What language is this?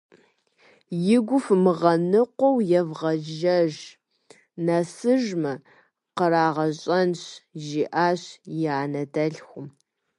Kabardian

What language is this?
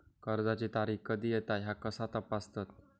Marathi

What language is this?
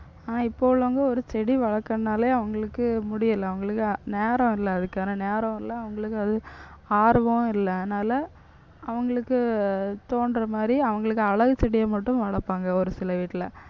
Tamil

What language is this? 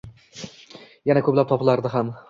Uzbek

